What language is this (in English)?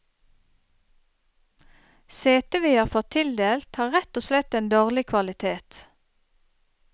Norwegian